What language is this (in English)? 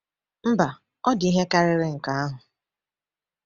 Igbo